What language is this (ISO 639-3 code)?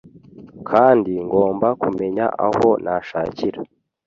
kin